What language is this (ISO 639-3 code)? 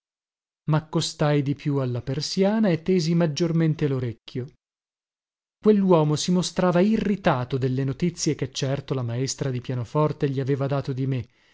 ita